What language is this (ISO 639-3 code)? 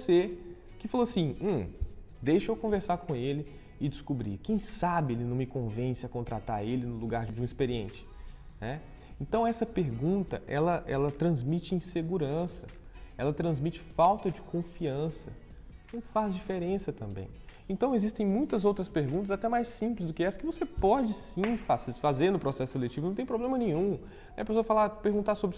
por